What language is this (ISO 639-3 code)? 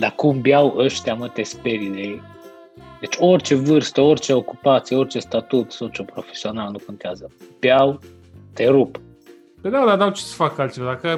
ron